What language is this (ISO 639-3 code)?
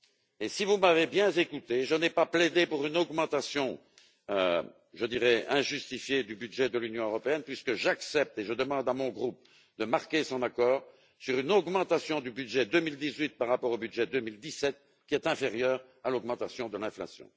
fra